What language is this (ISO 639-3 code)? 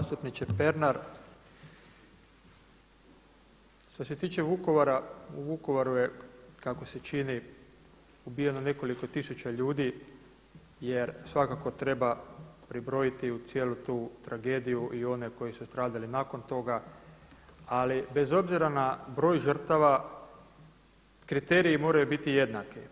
hrv